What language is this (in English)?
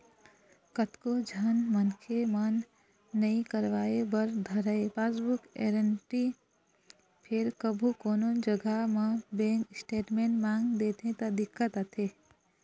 Chhattisgarhi